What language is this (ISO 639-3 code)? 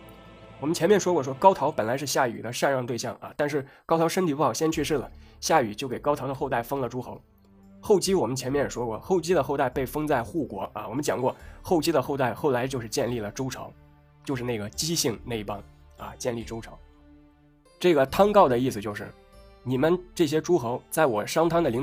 zho